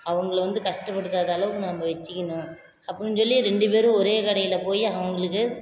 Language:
Tamil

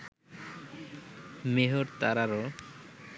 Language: Bangla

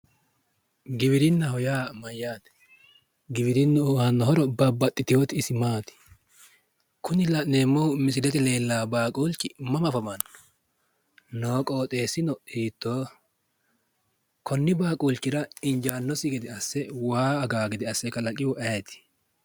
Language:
Sidamo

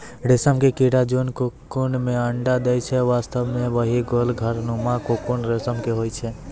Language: Maithili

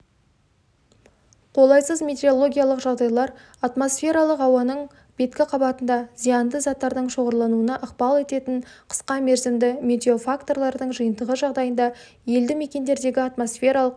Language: Kazakh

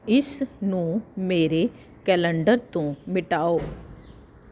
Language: Punjabi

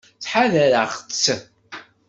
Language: Kabyle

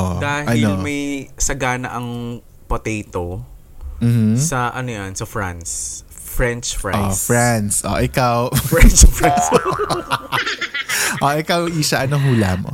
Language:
Filipino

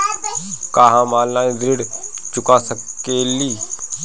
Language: Bhojpuri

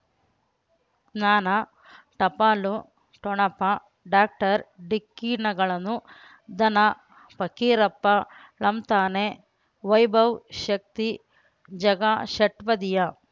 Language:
Kannada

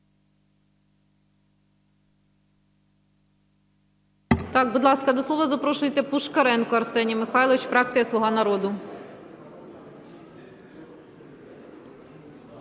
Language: Ukrainian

